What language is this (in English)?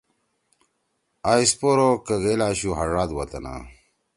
Torwali